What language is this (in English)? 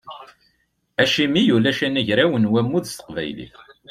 Kabyle